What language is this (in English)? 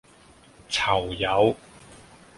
Cantonese